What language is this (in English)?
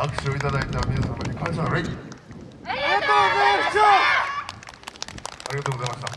Japanese